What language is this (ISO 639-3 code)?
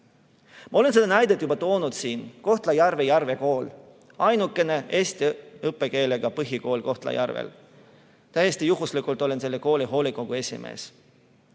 est